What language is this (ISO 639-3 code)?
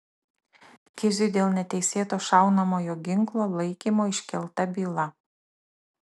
lit